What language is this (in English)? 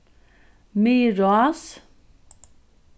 Faroese